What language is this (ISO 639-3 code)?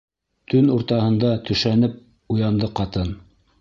bak